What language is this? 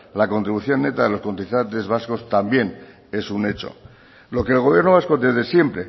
Spanish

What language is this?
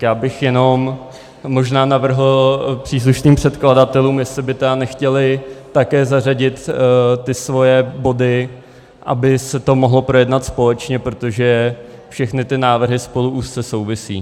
Czech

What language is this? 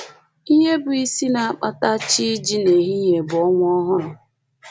Igbo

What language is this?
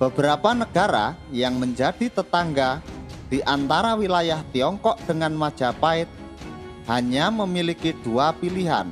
Indonesian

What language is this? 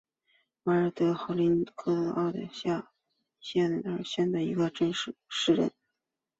Chinese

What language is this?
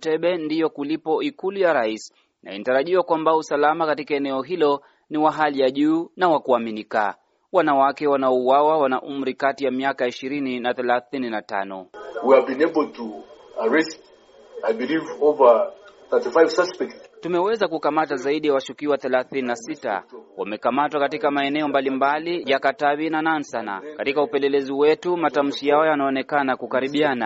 Swahili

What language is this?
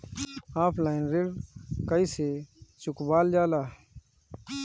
Bhojpuri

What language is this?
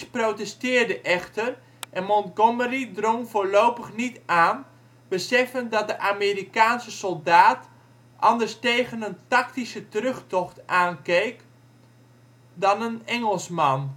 Dutch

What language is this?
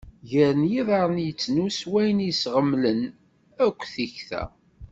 Kabyle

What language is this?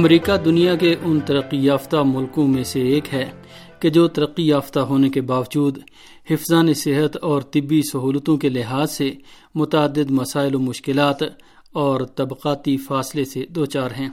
Urdu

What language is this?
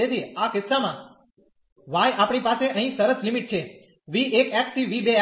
Gujarati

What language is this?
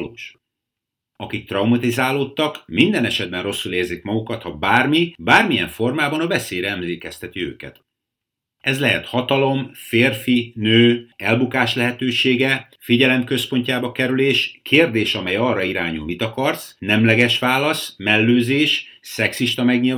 Hungarian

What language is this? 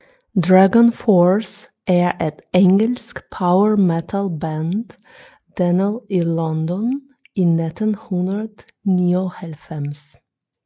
Danish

